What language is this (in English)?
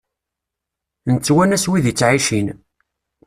Kabyle